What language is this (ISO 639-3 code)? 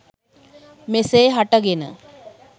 sin